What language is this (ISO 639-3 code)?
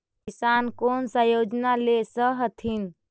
mag